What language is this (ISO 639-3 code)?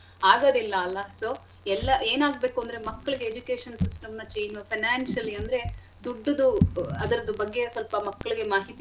kan